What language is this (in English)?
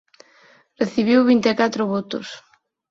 Galician